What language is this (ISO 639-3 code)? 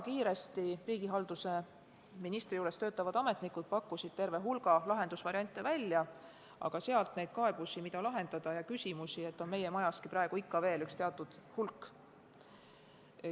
est